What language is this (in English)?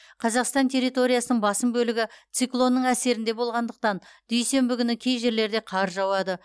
Kazakh